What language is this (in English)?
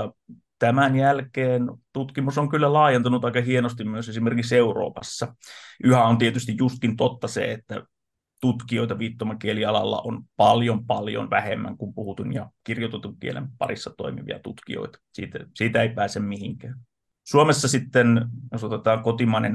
Finnish